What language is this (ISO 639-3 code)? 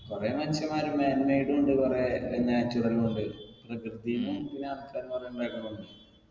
mal